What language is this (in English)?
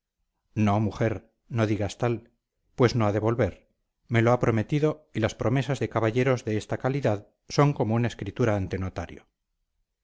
Spanish